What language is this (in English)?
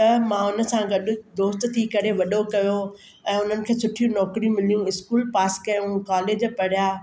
Sindhi